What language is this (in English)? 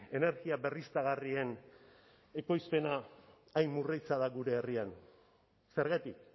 Basque